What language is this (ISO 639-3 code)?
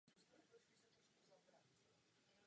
ces